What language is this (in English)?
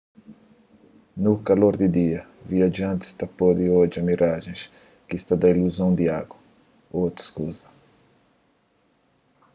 Kabuverdianu